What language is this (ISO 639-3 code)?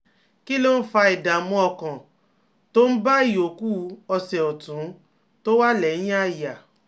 yor